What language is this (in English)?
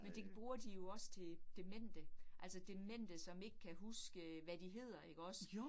Danish